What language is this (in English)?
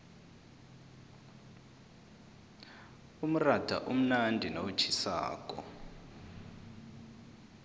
South Ndebele